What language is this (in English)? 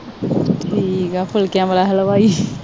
Punjabi